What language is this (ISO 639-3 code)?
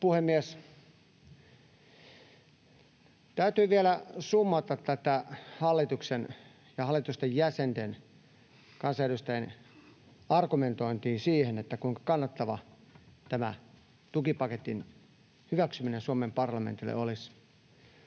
fin